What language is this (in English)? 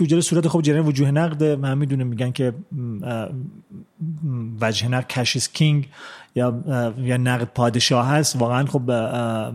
Persian